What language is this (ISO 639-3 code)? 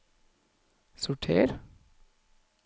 nor